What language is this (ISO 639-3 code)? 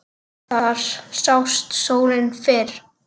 isl